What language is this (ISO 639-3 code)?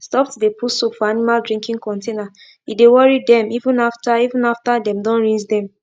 pcm